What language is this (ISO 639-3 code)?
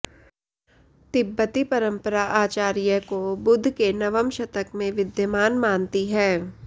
san